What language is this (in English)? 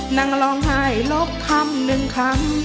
Thai